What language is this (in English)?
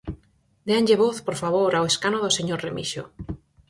Galician